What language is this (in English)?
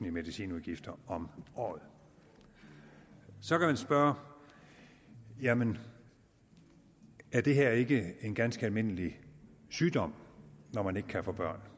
Danish